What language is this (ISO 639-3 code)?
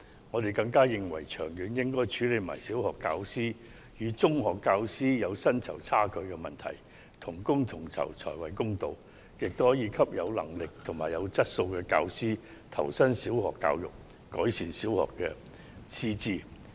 yue